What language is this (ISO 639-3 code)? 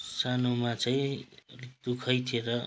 nep